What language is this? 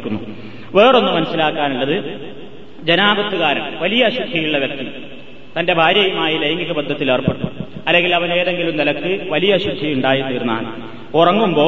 Malayalam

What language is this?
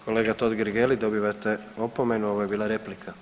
Croatian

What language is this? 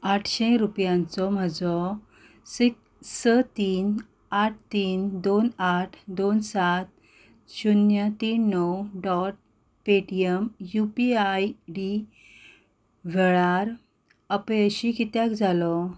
Konkani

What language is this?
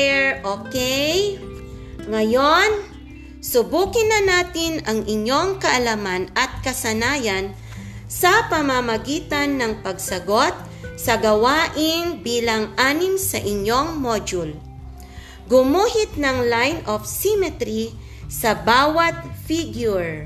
Filipino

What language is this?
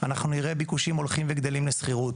Hebrew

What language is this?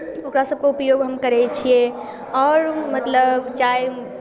Maithili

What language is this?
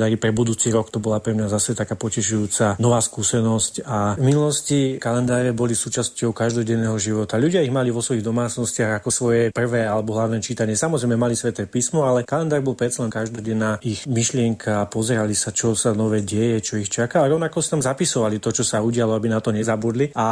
Slovak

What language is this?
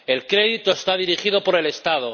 Spanish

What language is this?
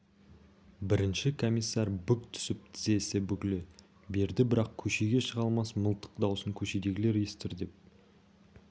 Kazakh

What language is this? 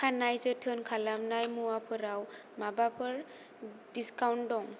Bodo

